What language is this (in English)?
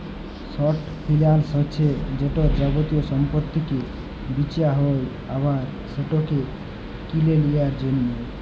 Bangla